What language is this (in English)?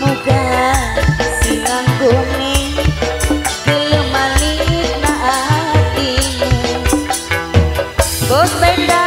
Indonesian